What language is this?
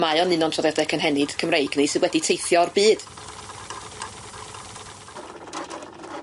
Welsh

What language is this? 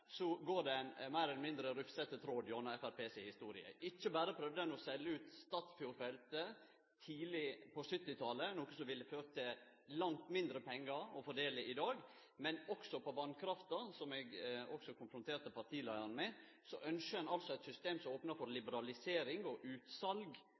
Norwegian Nynorsk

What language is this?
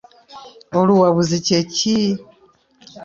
Ganda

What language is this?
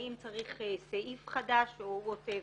Hebrew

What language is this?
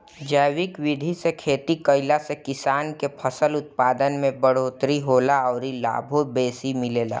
Bhojpuri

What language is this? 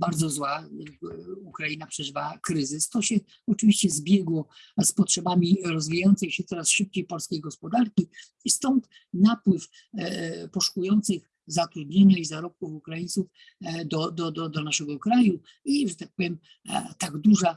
Polish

